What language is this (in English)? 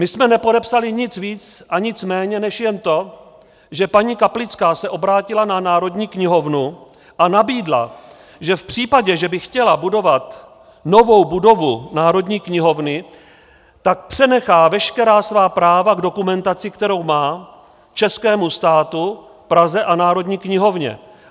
Czech